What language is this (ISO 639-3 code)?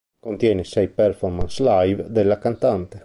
ita